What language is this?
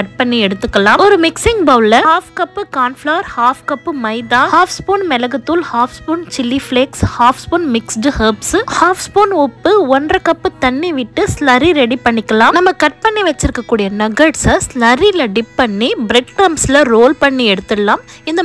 English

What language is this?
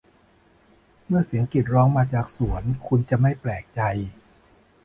Thai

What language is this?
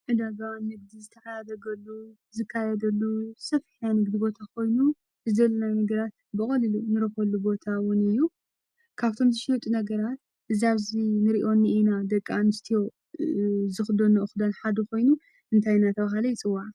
Tigrinya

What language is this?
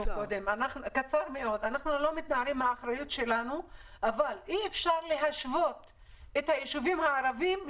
Hebrew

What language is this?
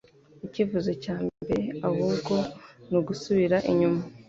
Kinyarwanda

